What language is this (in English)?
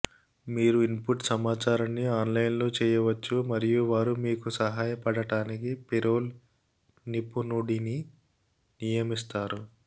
Telugu